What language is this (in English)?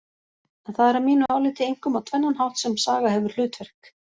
Icelandic